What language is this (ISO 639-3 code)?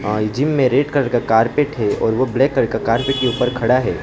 hin